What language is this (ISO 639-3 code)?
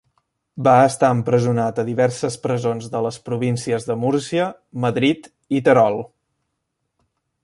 cat